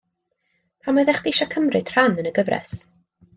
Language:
Welsh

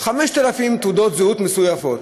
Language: Hebrew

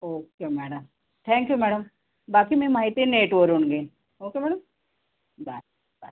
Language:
Marathi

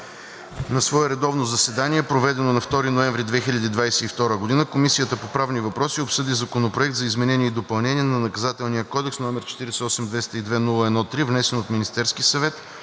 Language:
Bulgarian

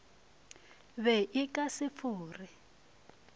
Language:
Northern Sotho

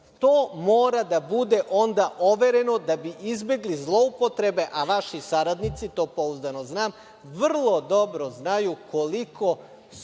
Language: Serbian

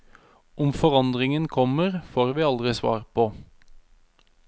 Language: Norwegian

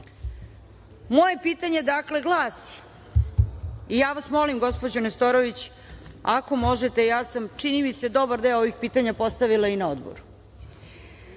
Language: Serbian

